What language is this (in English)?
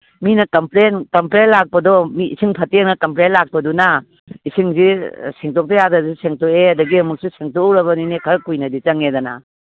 Manipuri